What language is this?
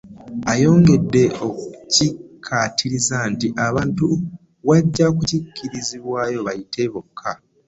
Ganda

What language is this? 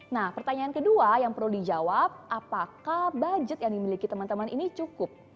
Indonesian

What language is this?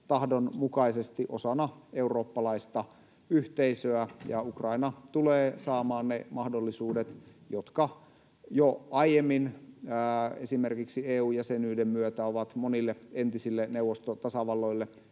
Finnish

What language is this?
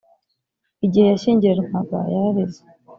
Kinyarwanda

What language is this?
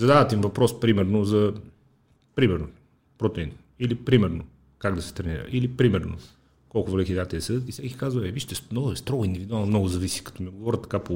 Bulgarian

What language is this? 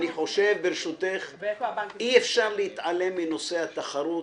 Hebrew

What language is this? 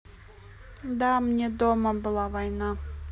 Russian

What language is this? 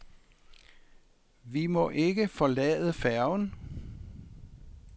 Danish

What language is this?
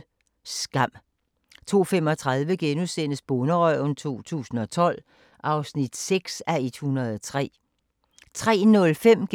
Danish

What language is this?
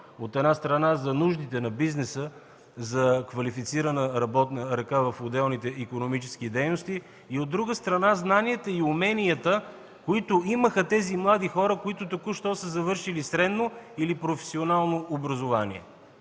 Bulgarian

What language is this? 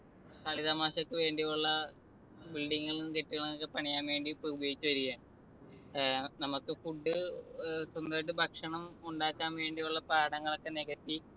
Malayalam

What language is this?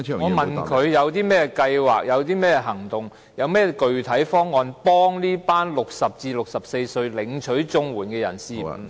Cantonese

